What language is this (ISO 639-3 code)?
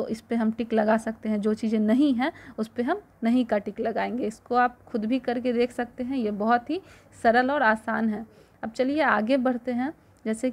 hin